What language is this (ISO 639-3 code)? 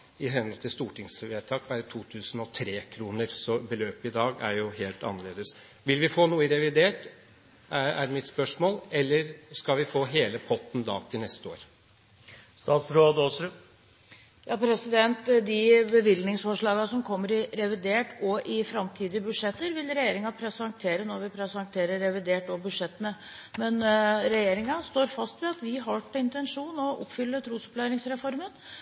nob